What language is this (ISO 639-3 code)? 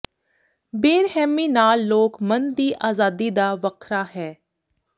pan